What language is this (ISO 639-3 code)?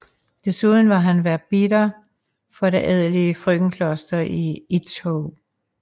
dan